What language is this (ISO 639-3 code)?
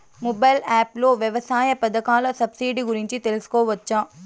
tel